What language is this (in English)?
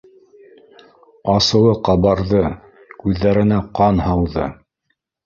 Bashkir